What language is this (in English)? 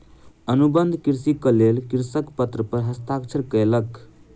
Maithili